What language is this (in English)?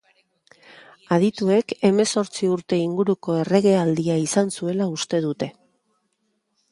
Basque